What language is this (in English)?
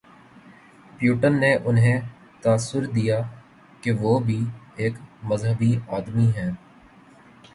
Urdu